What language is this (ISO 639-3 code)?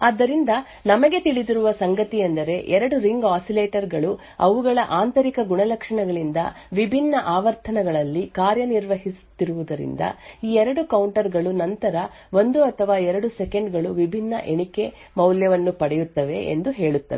kan